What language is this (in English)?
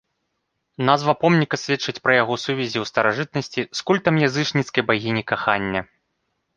Belarusian